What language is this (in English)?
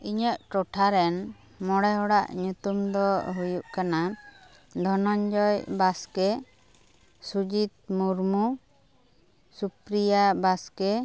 Santali